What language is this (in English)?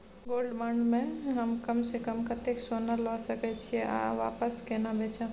Maithili